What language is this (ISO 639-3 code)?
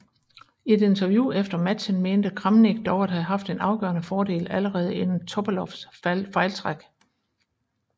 dan